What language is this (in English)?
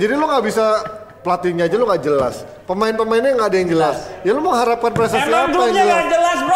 Indonesian